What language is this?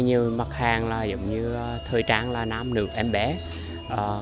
Vietnamese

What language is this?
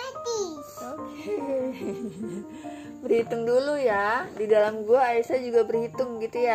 Indonesian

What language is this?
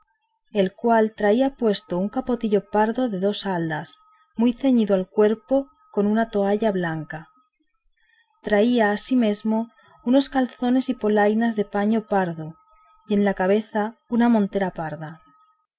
Spanish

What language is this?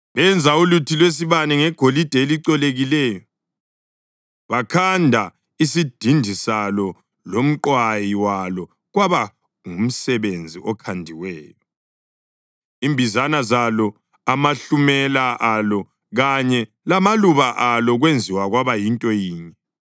North Ndebele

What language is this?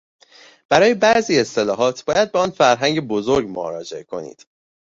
Persian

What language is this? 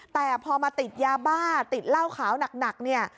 Thai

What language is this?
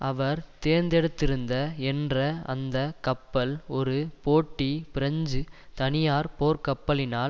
Tamil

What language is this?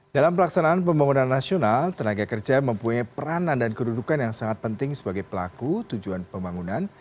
Indonesian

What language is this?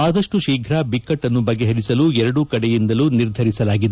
Kannada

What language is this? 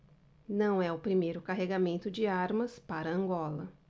Portuguese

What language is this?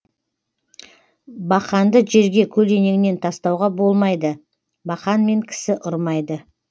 Kazakh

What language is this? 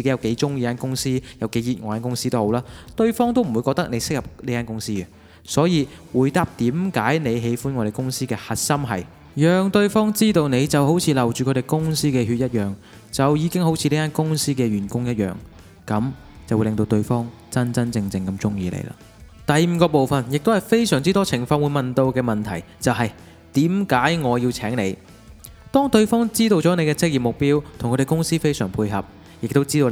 Chinese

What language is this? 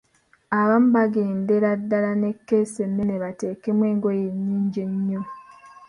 Ganda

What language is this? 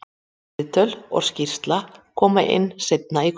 Icelandic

